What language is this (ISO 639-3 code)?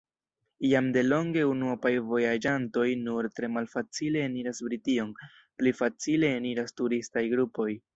epo